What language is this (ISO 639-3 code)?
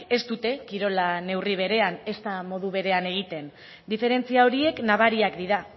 eus